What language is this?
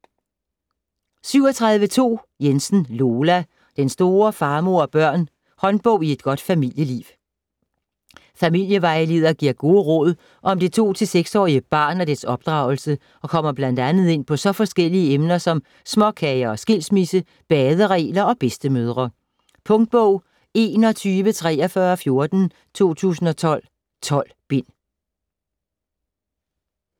Danish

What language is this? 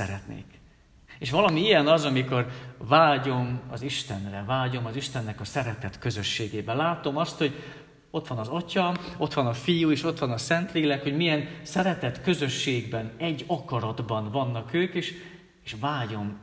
Hungarian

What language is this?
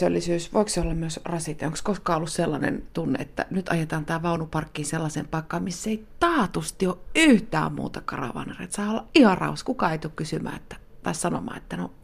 Finnish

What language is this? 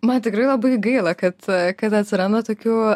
Lithuanian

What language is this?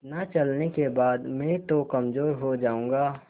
Hindi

